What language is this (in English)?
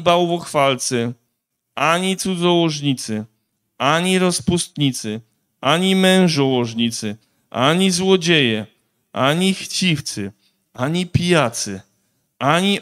Polish